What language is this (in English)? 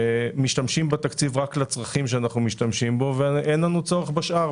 Hebrew